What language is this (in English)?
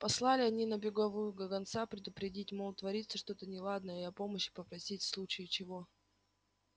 Russian